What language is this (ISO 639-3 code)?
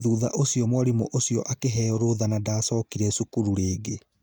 kik